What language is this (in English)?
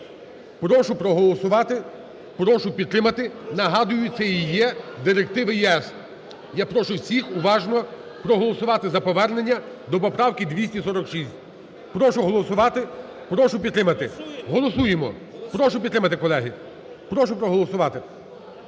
Ukrainian